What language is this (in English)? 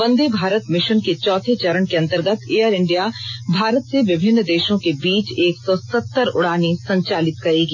Hindi